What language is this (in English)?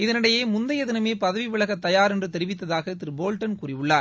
Tamil